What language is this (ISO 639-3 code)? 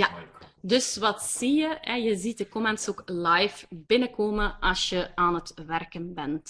nld